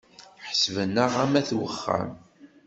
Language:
Kabyle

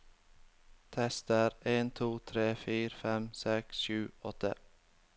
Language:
Norwegian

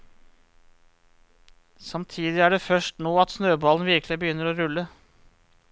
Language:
Norwegian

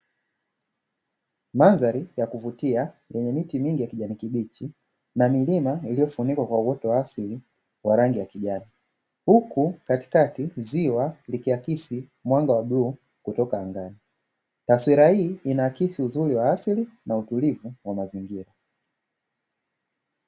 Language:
Swahili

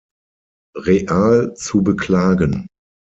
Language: German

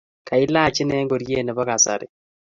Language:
Kalenjin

